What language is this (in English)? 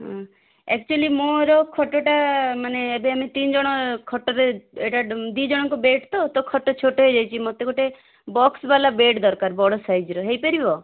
Odia